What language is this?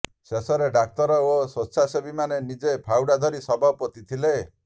Odia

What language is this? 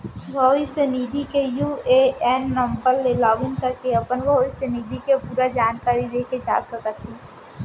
Chhattisgarhi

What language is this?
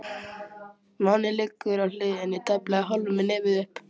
Icelandic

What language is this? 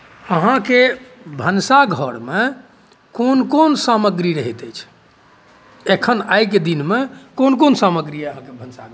Maithili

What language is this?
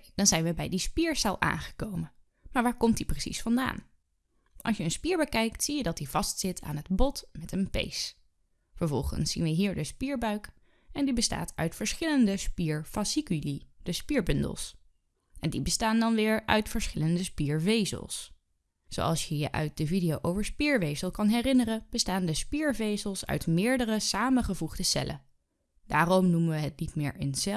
Dutch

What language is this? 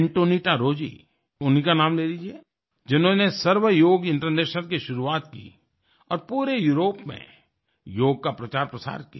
Hindi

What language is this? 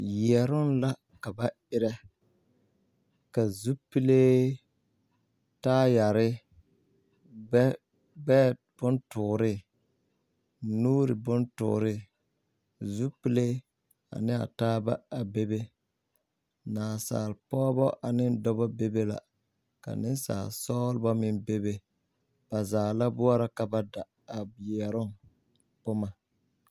Southern Dagaare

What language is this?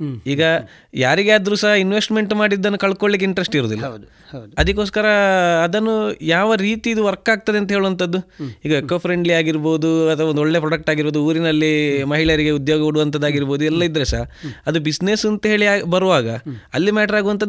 Kannada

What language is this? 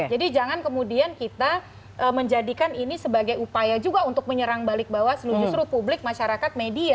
Indonesian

